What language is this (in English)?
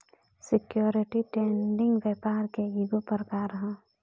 Bhojpuri